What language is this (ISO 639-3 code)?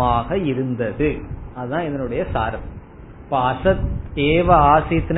tam